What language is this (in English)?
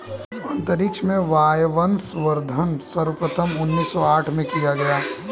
Hindi